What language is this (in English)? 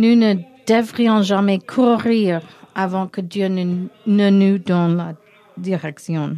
French